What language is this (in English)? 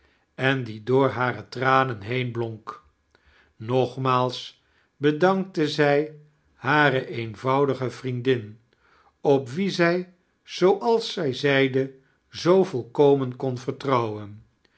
Dutch